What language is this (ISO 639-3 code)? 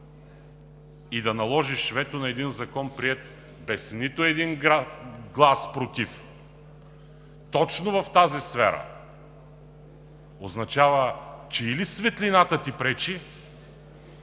bul